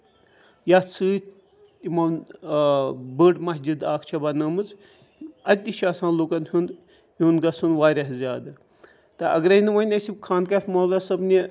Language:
Kashmiri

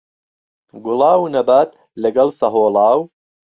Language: Central Kurdish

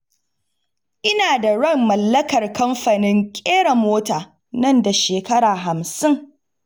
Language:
Hausa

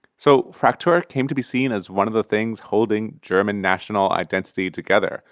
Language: English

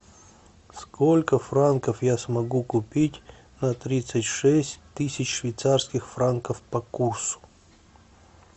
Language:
Russian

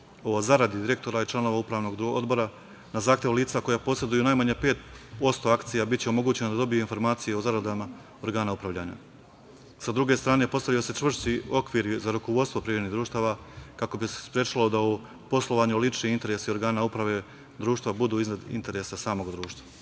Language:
Serbian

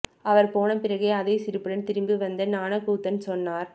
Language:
Tamil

